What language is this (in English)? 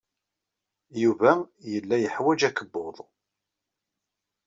Kabyle